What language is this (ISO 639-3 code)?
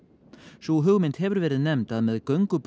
isl